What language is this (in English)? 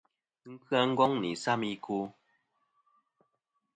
Kom